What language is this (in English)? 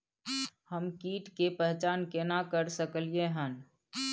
Maithili